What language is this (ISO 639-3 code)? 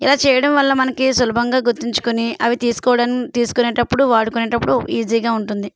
tel